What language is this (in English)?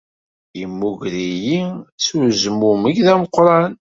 Kabyle